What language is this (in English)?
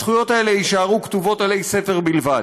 Hebrew